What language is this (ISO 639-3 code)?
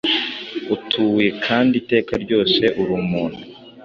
kin